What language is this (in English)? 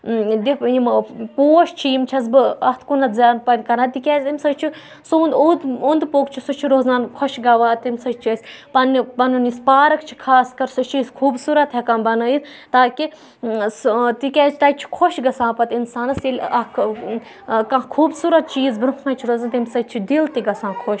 Kashmiri